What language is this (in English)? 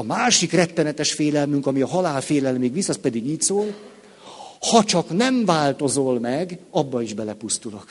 Hungarian